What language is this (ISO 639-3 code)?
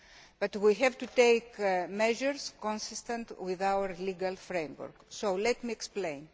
eng